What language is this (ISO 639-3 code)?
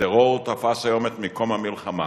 heb